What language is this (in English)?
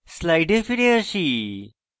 Bangla